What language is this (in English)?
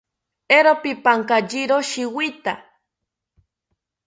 South Ucayali Ashéninka